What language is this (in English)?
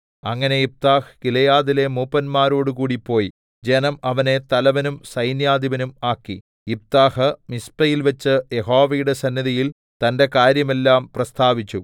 Malayalam